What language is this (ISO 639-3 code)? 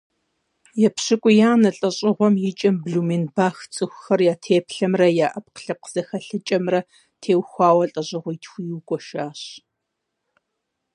kbd